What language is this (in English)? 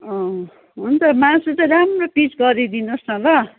Nepali